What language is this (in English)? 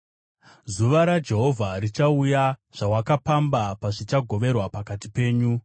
Shona